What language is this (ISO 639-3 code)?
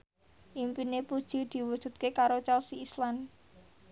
jav